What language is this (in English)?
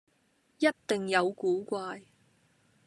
Cantonese